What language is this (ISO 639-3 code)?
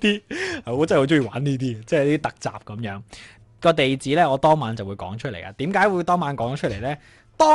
zho